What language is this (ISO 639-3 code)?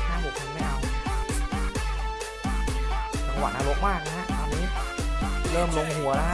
tha